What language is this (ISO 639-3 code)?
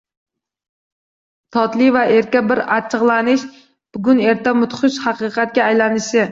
uzb